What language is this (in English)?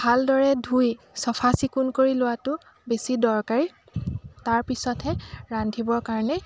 Assamese